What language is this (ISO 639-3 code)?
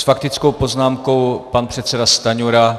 ces